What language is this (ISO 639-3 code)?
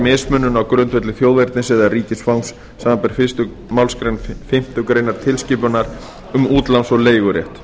isl